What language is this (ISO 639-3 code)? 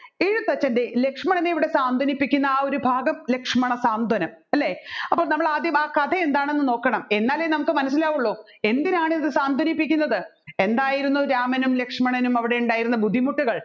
mal